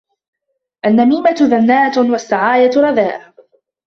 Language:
Arabic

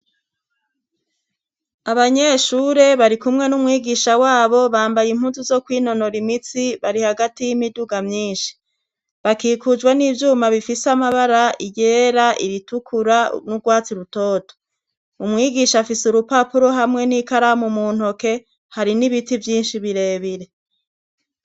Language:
Rundi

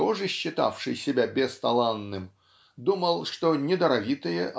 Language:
Russian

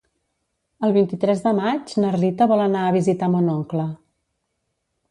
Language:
Catalan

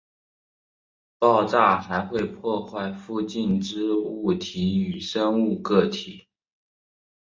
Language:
Chinese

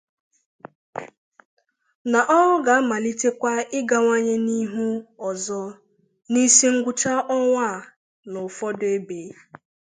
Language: Igbo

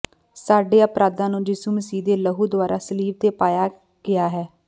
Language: Punjabi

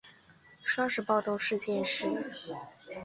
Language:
Chinese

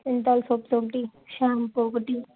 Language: Telugu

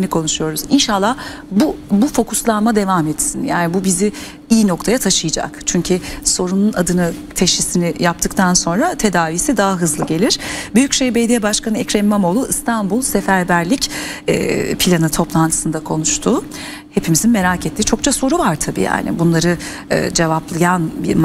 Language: Turkish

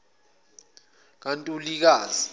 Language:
Zulu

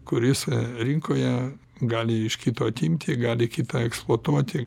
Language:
Lithuanian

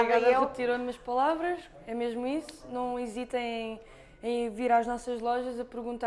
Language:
Portuguese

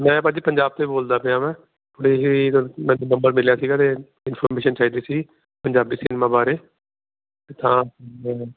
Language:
Punjabi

